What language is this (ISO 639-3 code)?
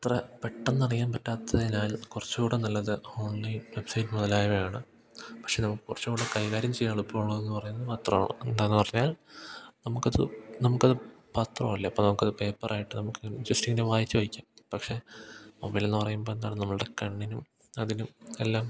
mal